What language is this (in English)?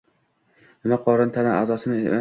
Uzbek